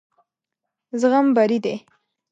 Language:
Pashto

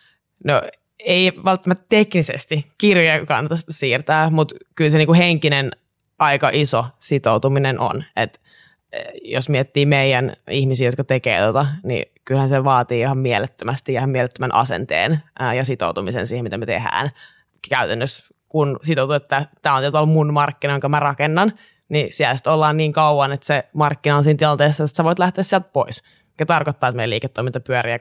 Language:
Finnish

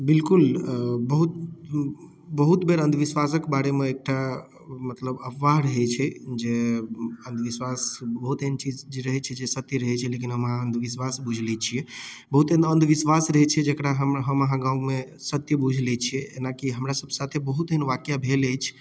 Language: Maithili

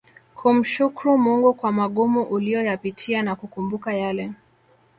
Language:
Swahili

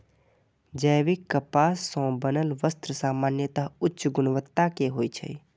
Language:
Maithili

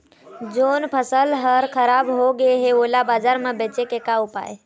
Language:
Chhattisgarhi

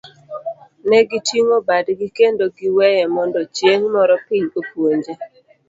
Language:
Luo (Kenya and Tanzania)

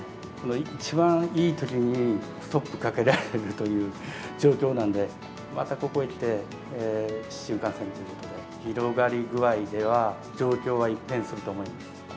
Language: Japanese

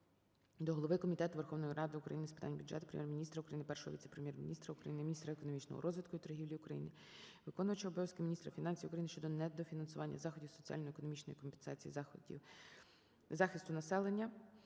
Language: Ukrainian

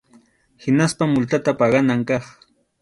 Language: Arequipa-La Unión Quechua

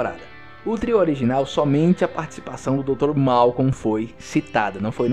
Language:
Portuguese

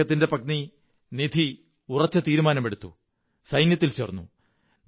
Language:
Malayalam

